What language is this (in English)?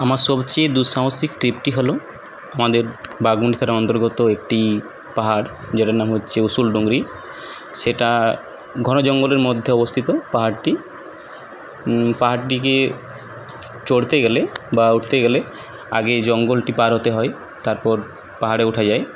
Bangla